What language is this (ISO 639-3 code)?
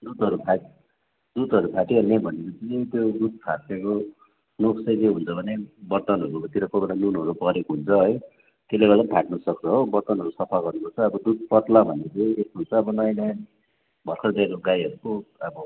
nep